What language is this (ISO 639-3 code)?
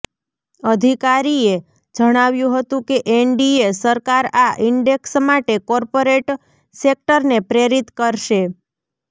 guj